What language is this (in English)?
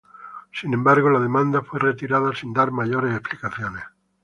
Spanish